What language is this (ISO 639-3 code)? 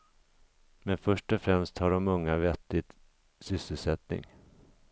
swe